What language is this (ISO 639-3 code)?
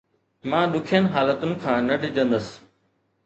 snd